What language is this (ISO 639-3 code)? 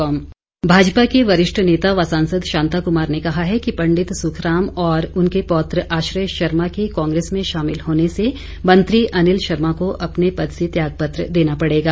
hin